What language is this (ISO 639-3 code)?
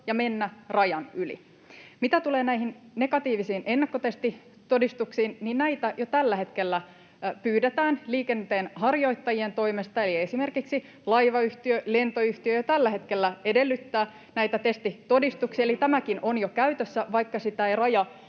fin